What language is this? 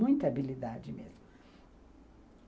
Portuguese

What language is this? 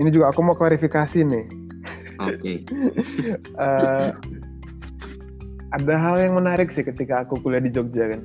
Indonesian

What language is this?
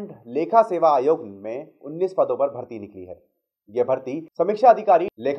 Hindi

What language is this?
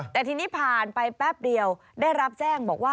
Thai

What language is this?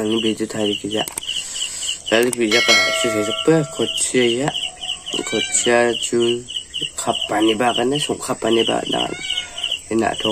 Thai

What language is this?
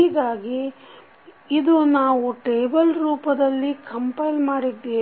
Kannada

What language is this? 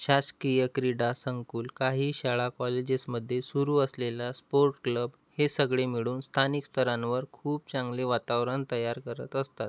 Marathi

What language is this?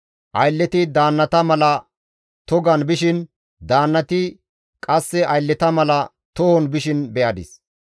Gamo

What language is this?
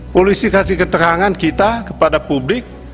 Indonesian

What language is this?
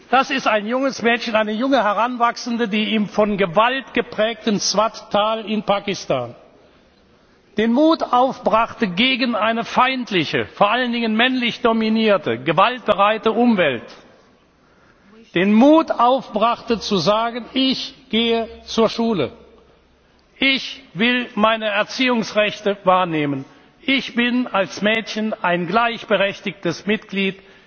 German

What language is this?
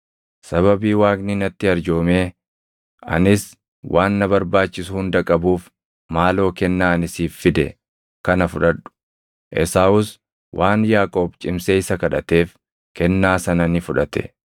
Oromo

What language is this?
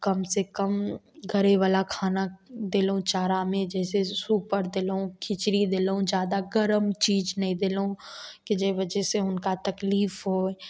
Maithili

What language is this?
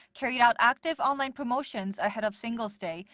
English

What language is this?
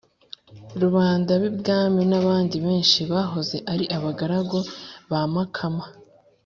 Kinyarwanda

